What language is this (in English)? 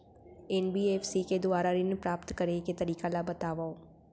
Chhattisgarhi